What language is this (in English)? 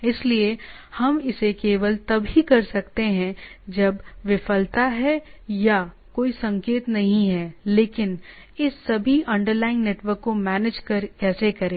Hindi